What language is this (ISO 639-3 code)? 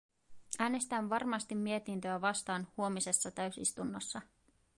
fin